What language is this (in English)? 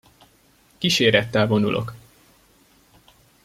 Hungarian